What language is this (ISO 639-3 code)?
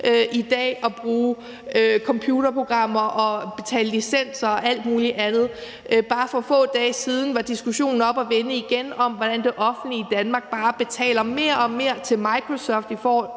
dan